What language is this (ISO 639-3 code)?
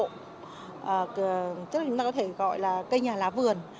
vie